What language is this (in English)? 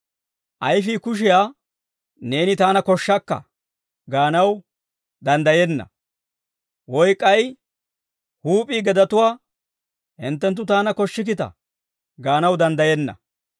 Dawro